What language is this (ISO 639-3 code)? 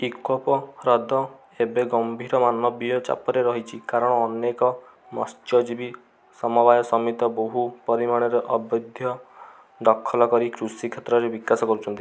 ori